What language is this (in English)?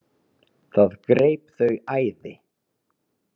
Icelandic